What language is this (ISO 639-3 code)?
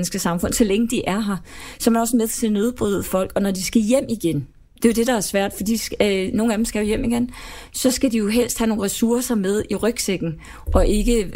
dan